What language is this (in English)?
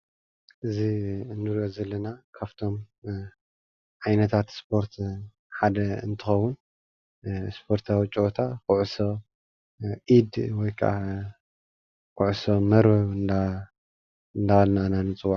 Tigrinya